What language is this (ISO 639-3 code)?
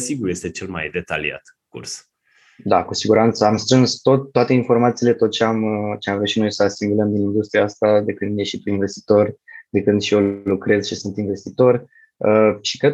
ron